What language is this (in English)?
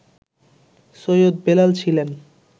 Bangla